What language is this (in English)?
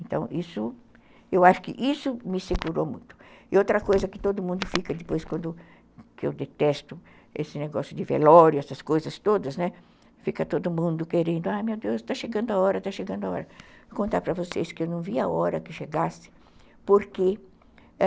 Portuguese